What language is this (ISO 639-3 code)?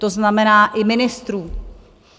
ces